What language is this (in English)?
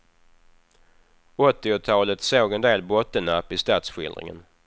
Swedish